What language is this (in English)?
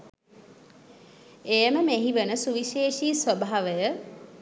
Sinhala